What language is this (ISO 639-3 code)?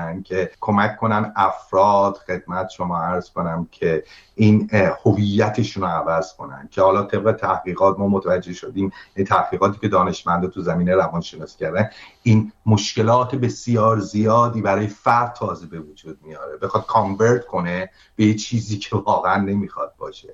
fas